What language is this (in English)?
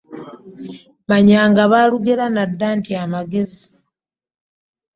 Ganda